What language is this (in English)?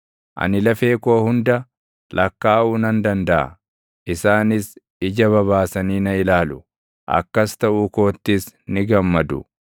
Oromo